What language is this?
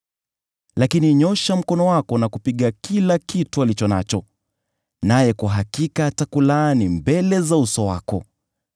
Swahili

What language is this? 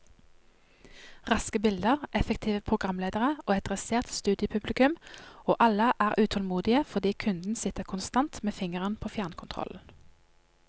Norwegian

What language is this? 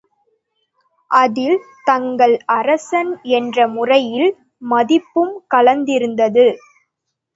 Tamil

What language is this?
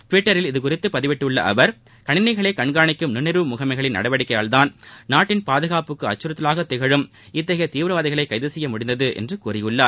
Tamil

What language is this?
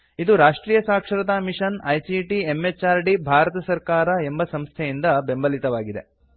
Kannada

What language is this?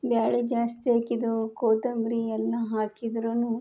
Kannada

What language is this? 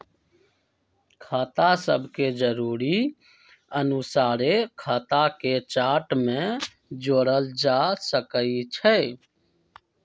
Magahi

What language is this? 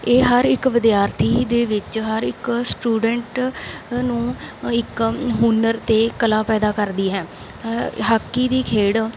Punjabi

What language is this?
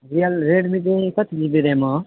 Nepali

